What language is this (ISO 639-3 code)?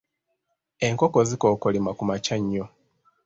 lug